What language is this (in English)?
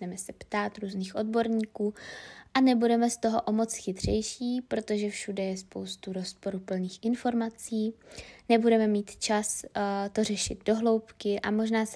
Czech